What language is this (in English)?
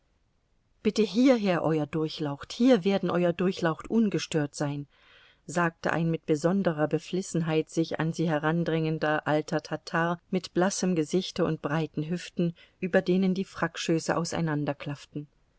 German